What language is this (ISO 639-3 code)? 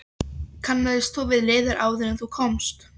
isl